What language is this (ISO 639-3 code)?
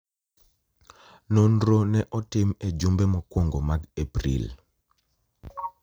luo